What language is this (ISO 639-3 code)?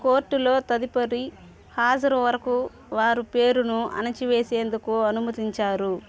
tel